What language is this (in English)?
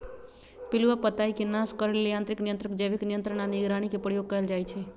Magahi